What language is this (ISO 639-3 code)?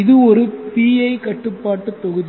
tam